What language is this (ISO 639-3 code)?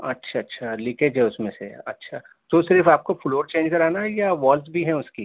urd